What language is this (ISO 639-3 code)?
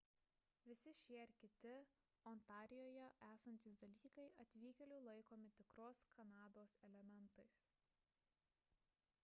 lit